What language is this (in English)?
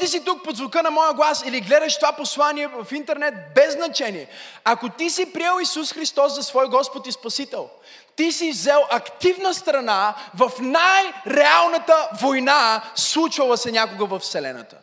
Bulgarian